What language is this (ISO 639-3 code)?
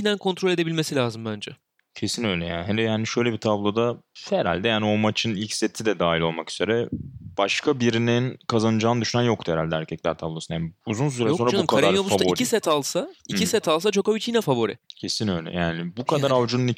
tur